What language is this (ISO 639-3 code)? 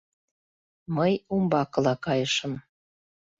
chm